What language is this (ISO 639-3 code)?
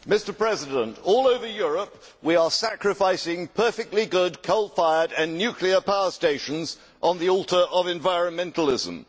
eng